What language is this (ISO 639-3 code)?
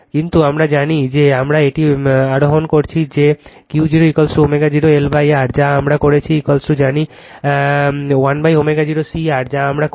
ben